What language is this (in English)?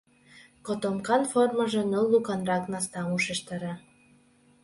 Mari